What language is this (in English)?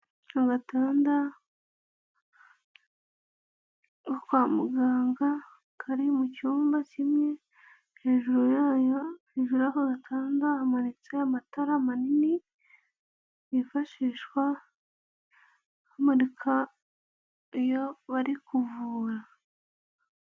Kinyarwanda